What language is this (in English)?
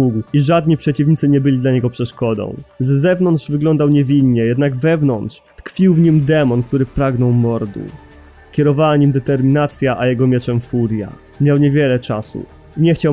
Polish